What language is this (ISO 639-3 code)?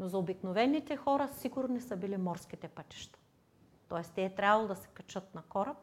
bul